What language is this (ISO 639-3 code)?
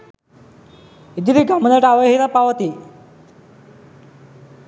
sin